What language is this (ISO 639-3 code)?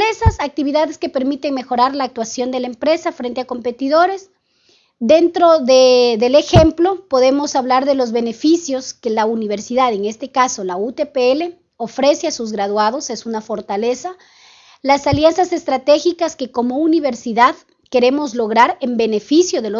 spa